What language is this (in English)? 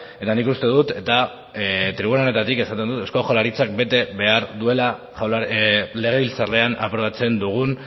Basque